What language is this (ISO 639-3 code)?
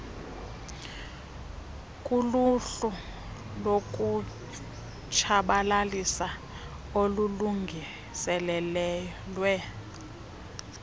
xho